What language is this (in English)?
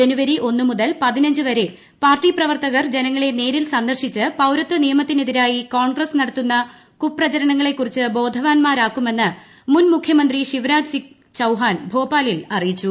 Malayalam